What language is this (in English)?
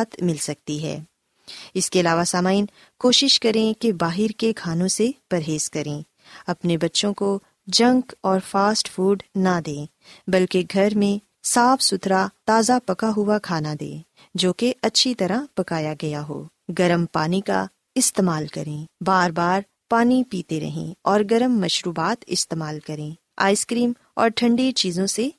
Urdu